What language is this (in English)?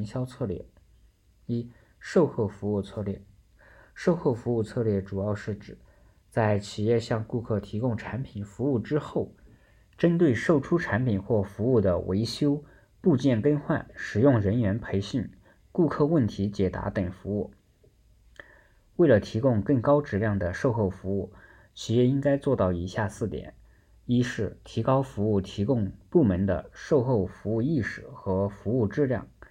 Chinese